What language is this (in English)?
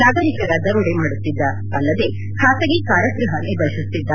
Kannada